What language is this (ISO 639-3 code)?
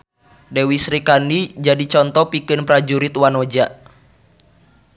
sun